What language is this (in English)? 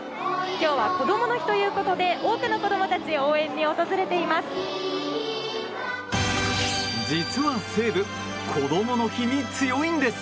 Japanese